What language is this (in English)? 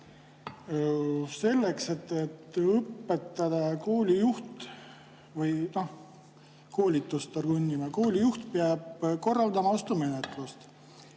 Estonian